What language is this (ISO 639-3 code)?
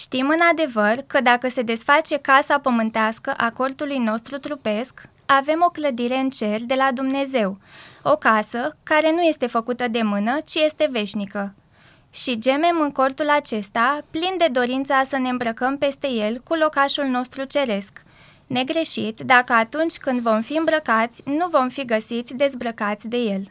ron